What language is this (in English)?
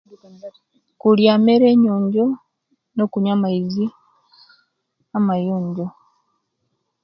Kenyi